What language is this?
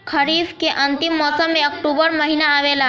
Bhojpuri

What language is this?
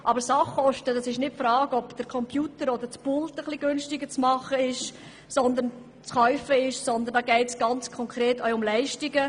Swiss German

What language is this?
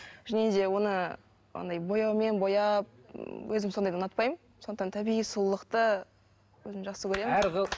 Kazakh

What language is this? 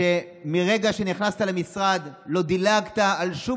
Hebrew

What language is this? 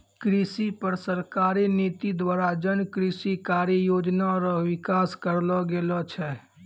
Maithili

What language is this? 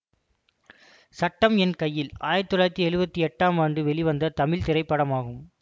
Tamil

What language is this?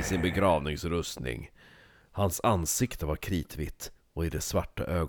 Swedish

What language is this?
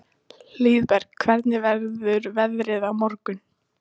Icelandic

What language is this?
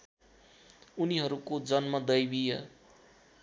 Nepali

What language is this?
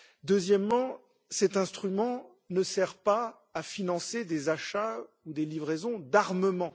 French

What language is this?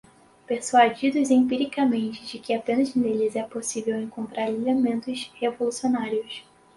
Portuguese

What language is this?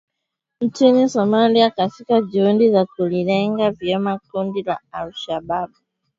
Swahili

